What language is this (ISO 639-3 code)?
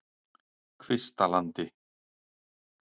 isl